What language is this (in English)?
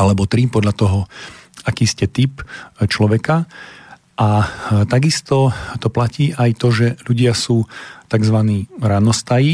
Slovak